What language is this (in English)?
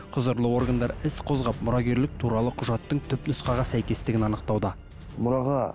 Kazakh